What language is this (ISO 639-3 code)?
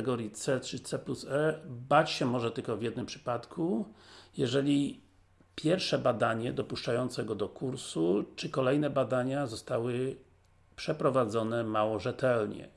pol